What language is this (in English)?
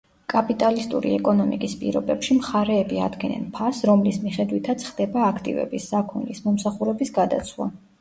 Georgian